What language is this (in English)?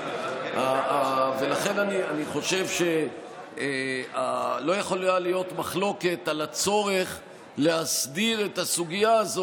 Hebrew